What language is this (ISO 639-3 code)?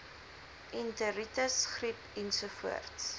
afr